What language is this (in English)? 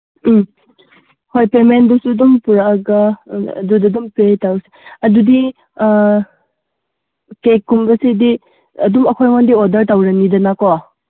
Manipuri